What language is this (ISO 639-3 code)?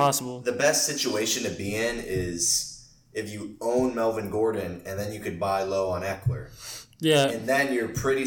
eng